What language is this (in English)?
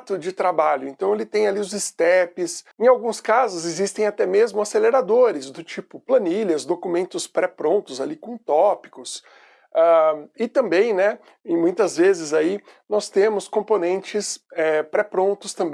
Portuguese